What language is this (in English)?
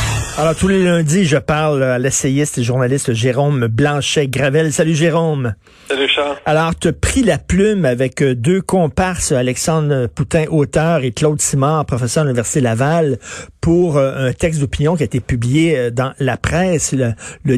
French